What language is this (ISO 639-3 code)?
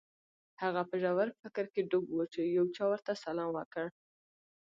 pus